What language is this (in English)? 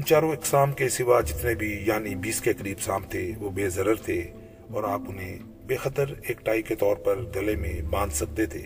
Urdu